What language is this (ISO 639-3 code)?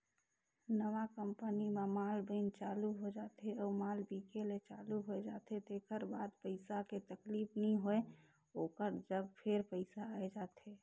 hne